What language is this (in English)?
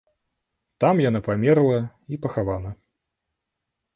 Belarusian